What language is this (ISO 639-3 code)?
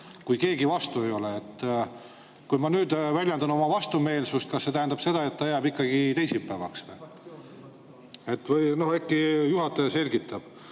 est